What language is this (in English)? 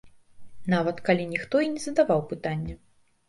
Belarusian